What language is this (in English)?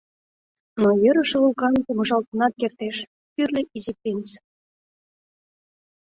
Mari